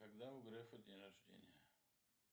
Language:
Russian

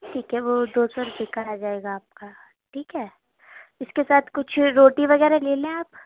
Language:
Urdu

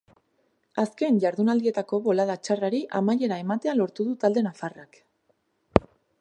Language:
Basque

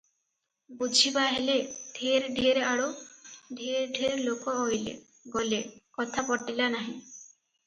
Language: Odia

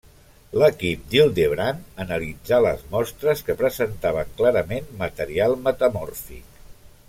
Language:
Catalan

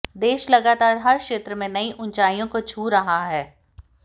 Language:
Hindi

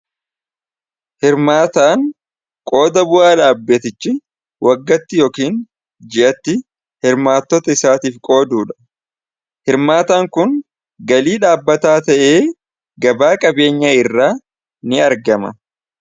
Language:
Oromo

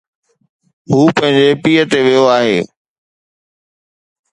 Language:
Sindhi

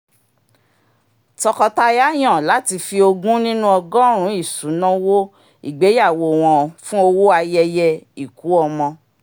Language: Yoruba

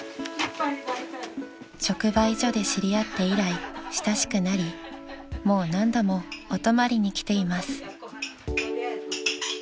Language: Japanese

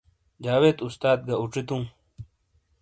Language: Shina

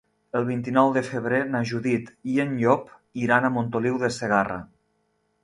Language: Catalan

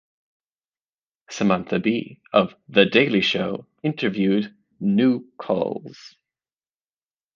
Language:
English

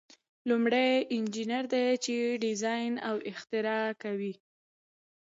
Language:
Pashto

